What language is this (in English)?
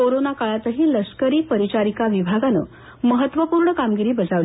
Marathi